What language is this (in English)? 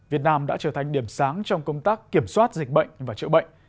Vietnamese